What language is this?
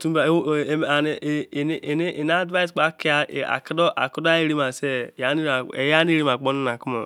Izon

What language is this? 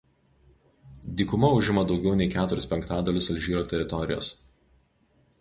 Lithuanian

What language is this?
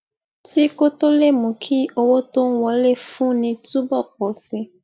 Yoruba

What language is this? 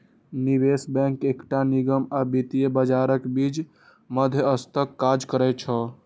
Maithili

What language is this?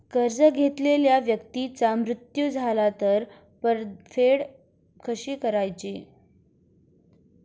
Marathi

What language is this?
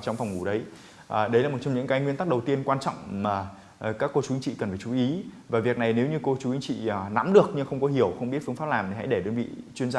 Vietnamese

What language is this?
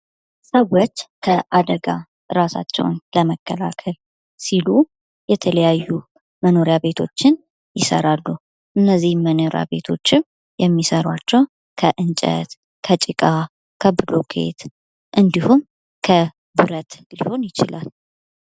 Amharic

